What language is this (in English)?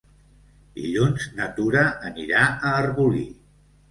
Catalan